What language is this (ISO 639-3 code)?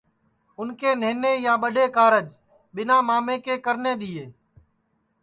ssi